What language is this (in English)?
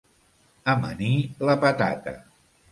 Catalan